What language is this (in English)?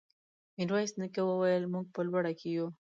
Pashto